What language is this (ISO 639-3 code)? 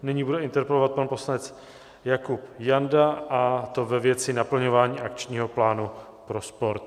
ces